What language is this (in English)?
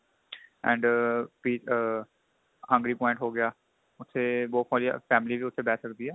Punjabi